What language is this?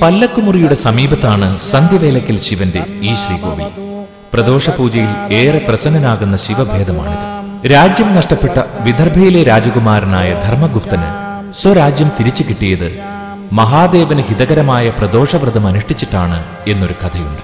Malayalam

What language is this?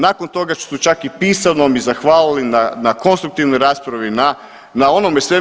Croatian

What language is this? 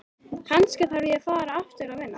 Icelandic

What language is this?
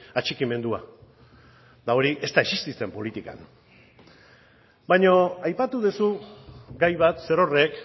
Basque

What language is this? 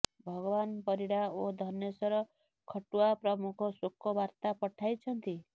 Odia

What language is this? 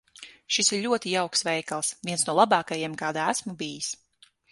Latvian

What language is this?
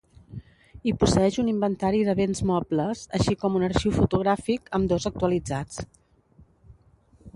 Catalan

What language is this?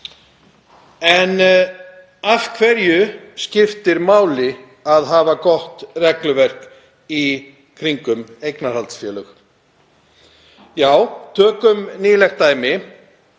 Icelandic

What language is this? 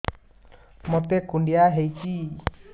Odia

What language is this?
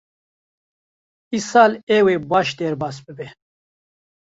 Kurdish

